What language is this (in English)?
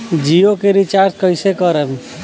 Bhojpuri